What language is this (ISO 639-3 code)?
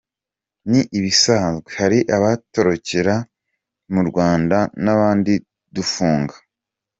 kin